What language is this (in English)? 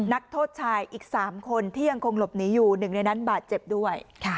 Thai